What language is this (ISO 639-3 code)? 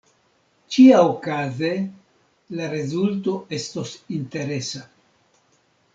epo